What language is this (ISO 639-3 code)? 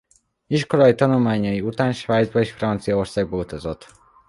hun